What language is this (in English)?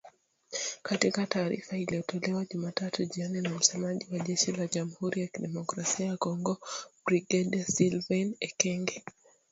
Swahili